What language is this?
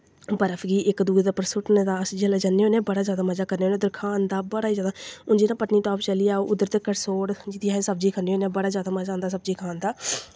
Dogri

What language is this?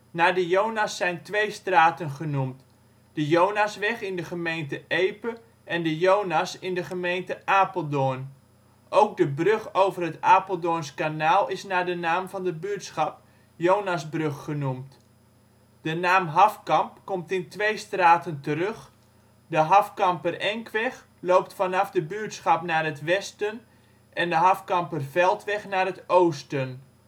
Dutch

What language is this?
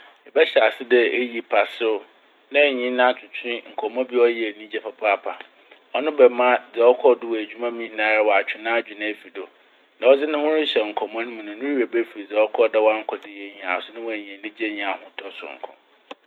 Akan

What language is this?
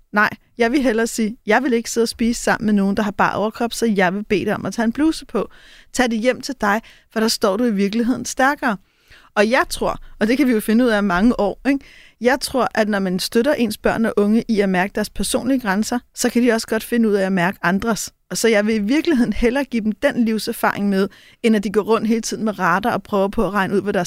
Danish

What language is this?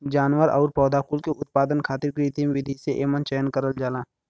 Bhojpuri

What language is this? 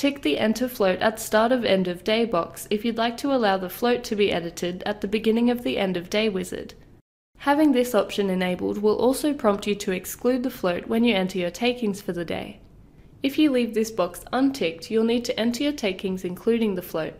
English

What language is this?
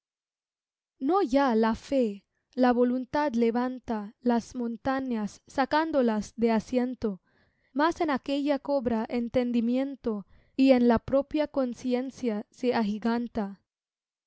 Spanish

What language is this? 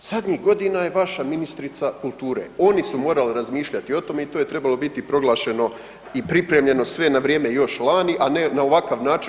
Croatian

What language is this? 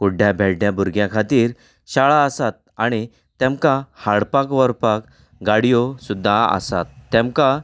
Konkani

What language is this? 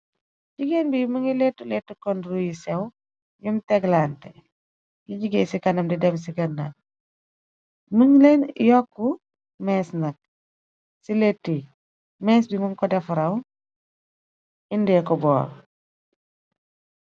Wolof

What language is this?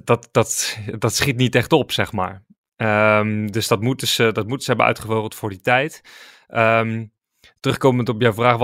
Dutch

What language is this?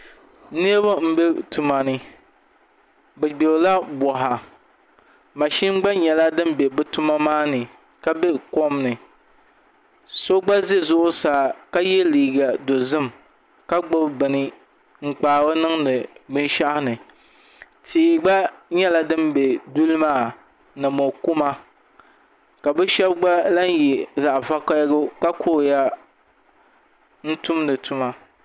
Dagbani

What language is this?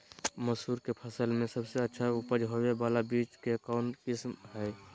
Magahi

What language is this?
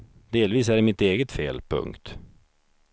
Swedish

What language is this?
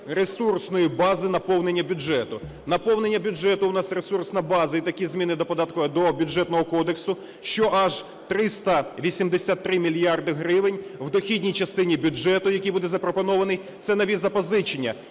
Ukrainian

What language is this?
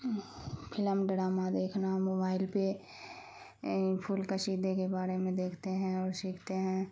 Urdu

